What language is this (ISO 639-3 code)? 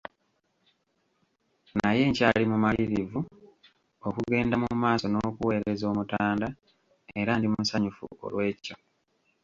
lug